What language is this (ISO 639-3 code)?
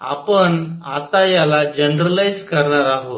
mar